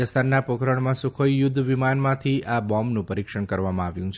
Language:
Gujarati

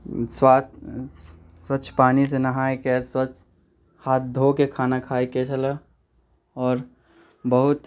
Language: Maithili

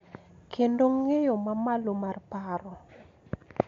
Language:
Luo (Kenya and Tanzania)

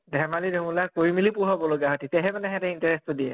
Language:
Assamese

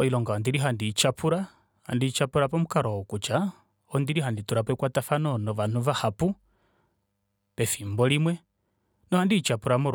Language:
Kuanyama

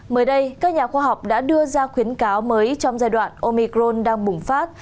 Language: Vietnamese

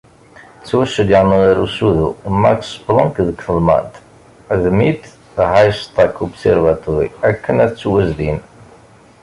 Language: Kabyle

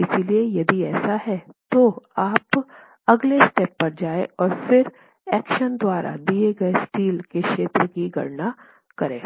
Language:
Hindi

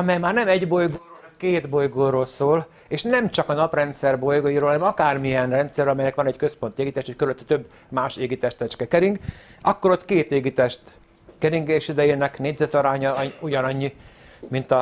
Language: Hungarian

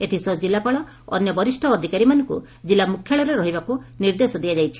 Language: Odia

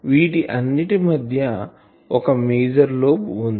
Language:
Telugu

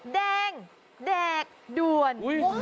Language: Thai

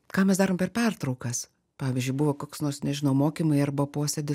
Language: Lithuanian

